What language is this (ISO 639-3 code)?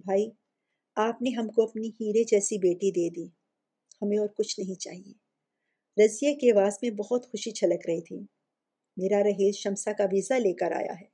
urd